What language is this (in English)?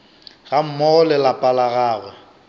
Northern Sotho